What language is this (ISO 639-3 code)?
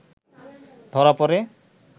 ben